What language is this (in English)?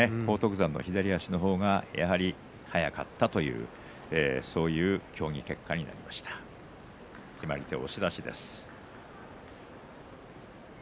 Japanese